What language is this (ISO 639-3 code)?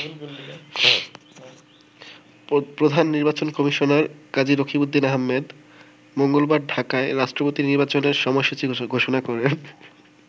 ben